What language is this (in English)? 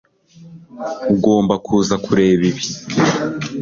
Kinyarwanda